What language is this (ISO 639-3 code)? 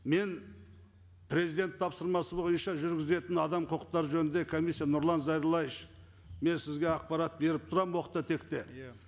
kaz